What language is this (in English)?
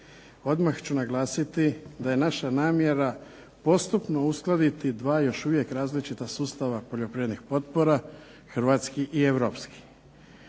Croatian